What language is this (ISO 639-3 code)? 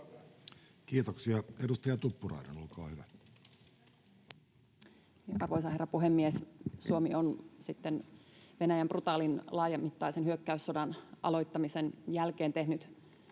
fin